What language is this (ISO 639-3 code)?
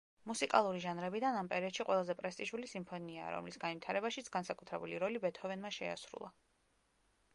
kat